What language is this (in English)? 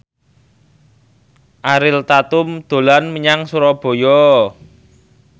Javanese